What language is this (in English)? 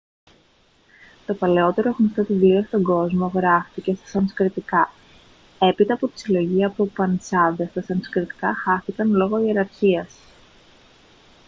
Greek